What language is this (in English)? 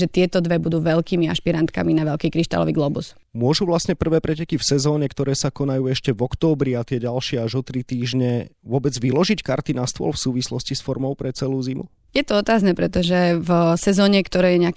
Slovak